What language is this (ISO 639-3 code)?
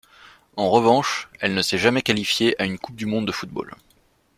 fra